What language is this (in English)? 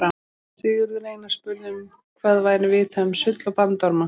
Icelandic